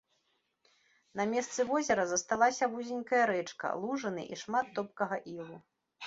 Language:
Belarusian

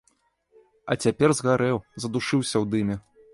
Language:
Belarusian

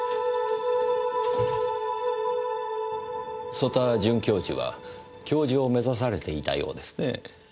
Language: Japanese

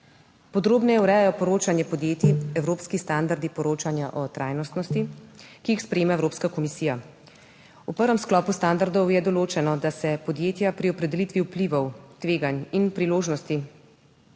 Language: Slovenian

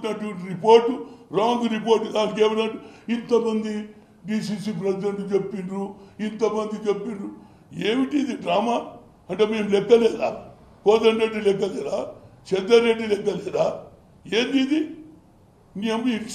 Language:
Turkish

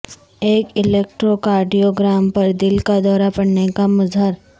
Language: Urdu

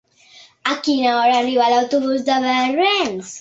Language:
Catalan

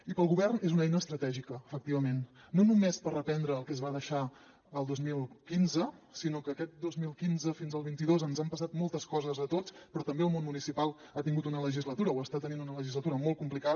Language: Catalan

